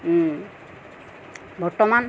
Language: Assamese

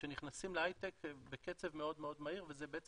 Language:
Hebrew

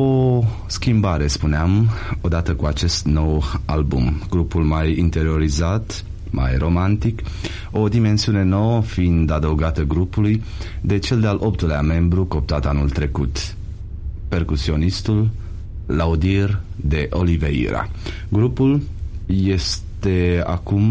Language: Romanian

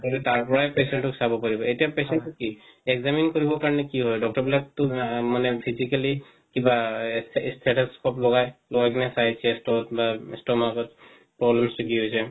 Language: Assamese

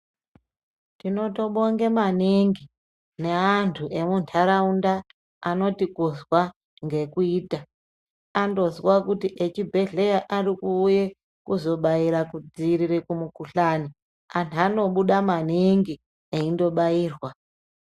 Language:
Ndau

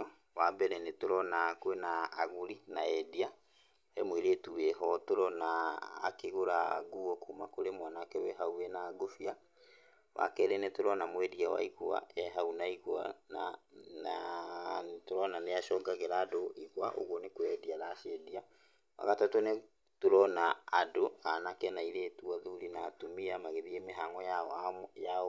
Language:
Kikuyu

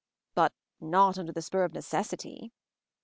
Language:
English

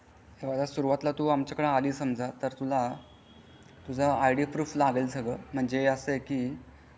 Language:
Marathi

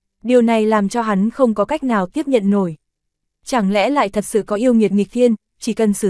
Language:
Vietnamese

